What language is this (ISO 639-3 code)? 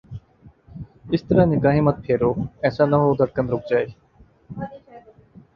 urd